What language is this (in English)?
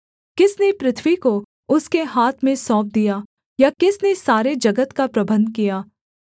Hindi